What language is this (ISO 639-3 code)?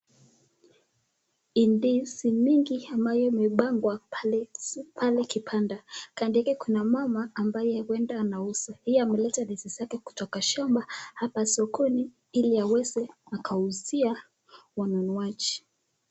swa